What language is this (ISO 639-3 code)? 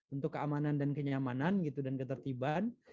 ind